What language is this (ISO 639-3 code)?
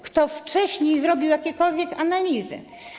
pol